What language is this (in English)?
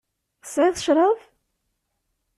Kabyle